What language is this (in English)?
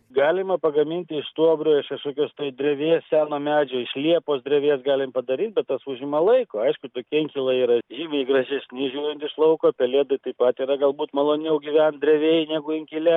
Lithuanian